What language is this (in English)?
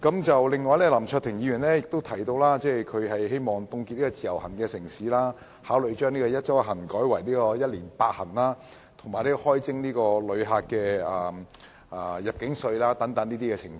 Cantonese